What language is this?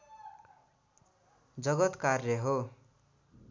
Nepali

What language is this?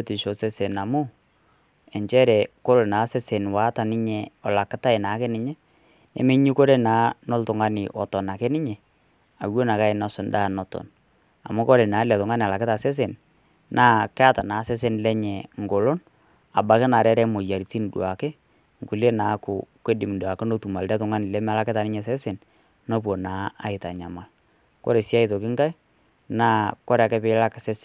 Masai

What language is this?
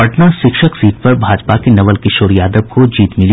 Hindi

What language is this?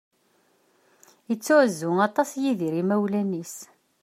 Kabyle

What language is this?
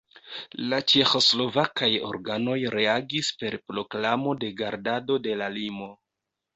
Esperanto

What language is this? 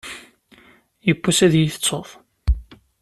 Kabyle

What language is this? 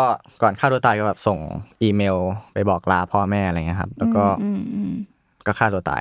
Thai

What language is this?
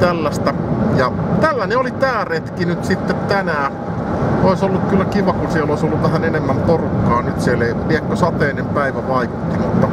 Finnish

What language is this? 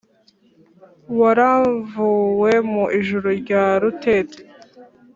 Kinyarwanda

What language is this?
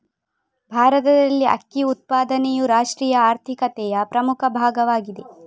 Kannada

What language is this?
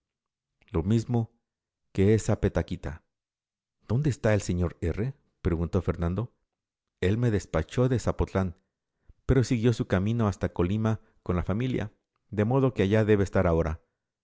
Spanish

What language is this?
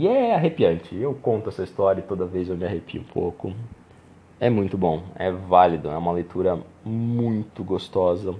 Portuguese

